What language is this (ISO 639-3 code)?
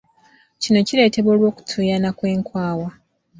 lug